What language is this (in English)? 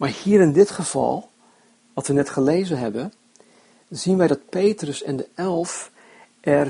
Dutch